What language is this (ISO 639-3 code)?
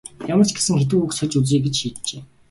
mon